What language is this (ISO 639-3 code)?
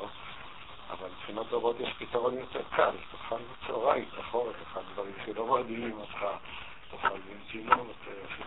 heb